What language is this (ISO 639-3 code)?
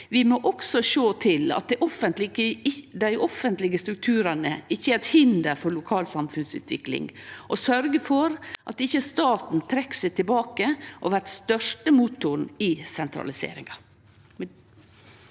nor